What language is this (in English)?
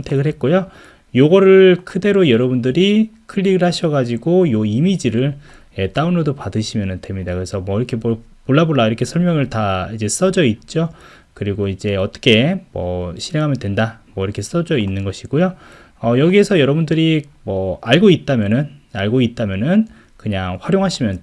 Korean